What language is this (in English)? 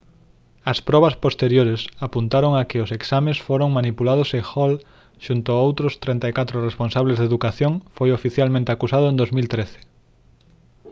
Galician